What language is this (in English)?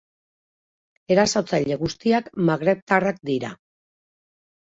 Basque